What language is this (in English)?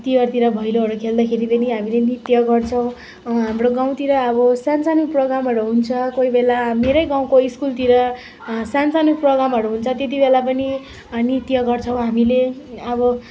Nepali